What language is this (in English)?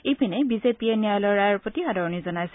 Assamese